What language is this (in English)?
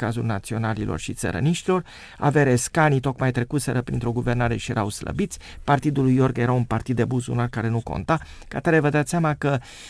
Romanian